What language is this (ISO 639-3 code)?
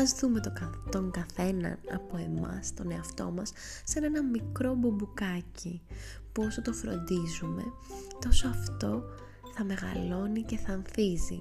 ell